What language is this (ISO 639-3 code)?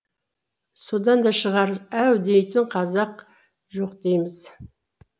kaz